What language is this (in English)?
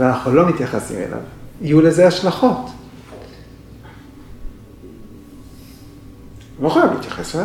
Hebrew